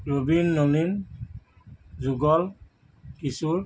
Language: Assamese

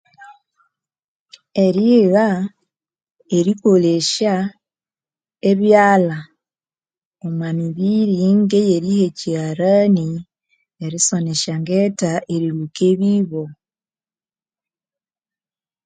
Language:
Konzo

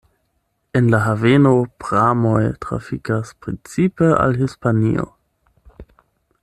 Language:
Esperanto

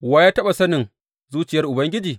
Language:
Hausa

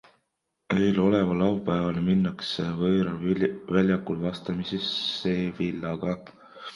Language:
Estonian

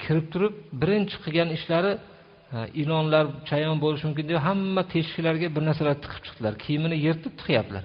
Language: Turkish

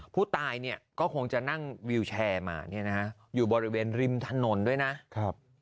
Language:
Thai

